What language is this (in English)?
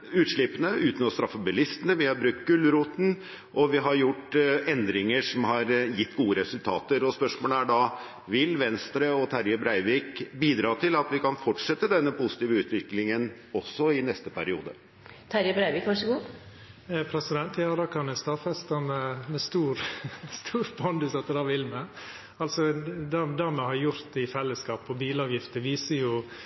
Norwegian